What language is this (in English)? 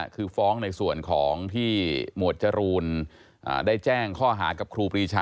Thai